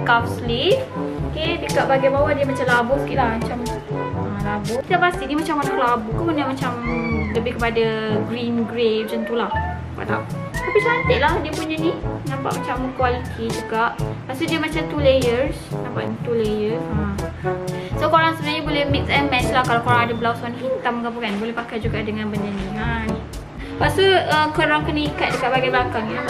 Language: Malay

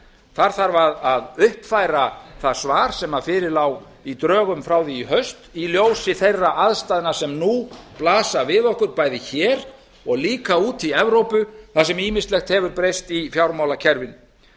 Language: Icelandic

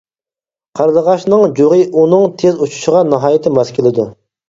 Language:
Uyghur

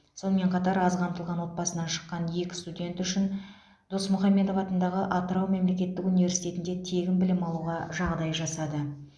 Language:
Kazakh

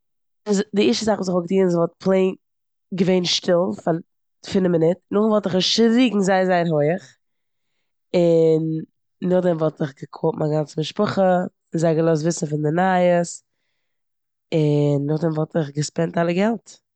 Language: Yiddish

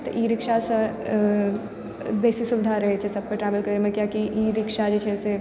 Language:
Maithili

